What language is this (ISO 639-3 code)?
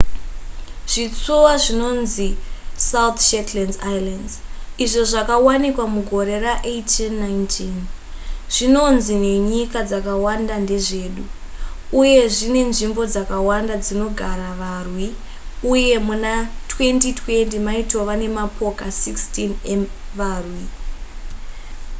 sna